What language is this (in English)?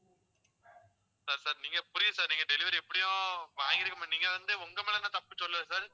Tamil